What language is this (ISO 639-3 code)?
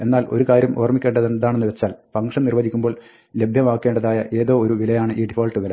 mal